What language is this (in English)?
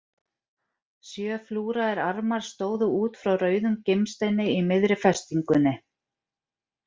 Icelandic